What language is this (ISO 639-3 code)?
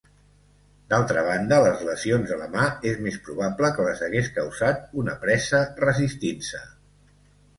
cat